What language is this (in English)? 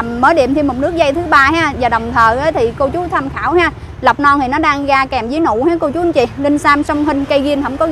Vietnamese